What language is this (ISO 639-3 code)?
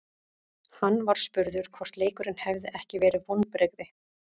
isl